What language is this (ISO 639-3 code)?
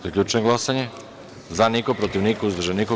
srp